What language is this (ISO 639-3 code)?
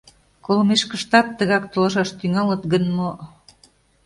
chm